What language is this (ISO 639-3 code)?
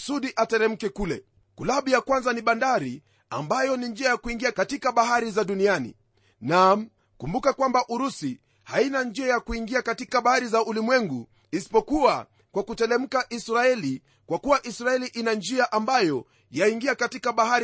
swa